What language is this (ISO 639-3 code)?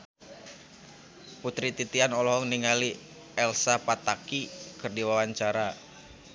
sun